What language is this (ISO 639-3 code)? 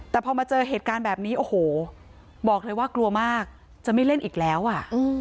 tha